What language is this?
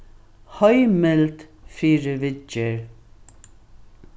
Faroese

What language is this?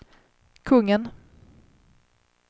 Swedish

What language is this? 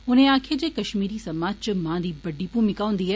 Dogri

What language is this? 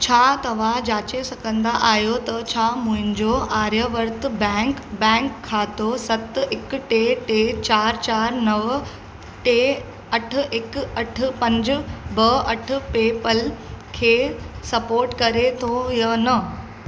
Sindhi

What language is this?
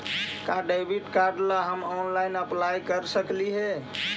Magahi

